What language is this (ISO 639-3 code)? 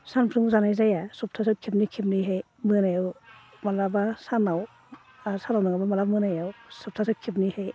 brx